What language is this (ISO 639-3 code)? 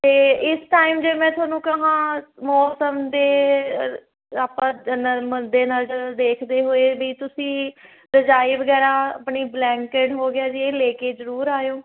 pan